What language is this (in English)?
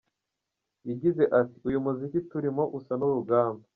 Kinyarwanda